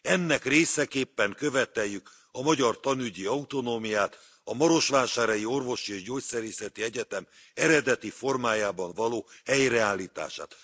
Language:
Hungarian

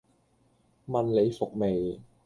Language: Cantonese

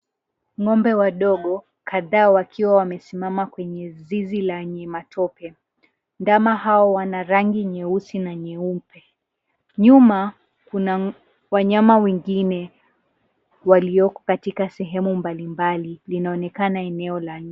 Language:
Swahili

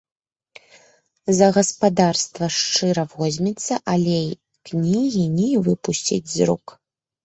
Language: Belarusian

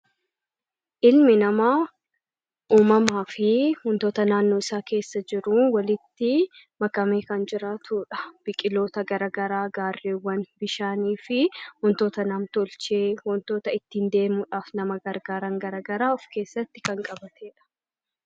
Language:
Oromo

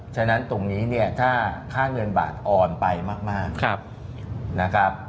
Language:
Thai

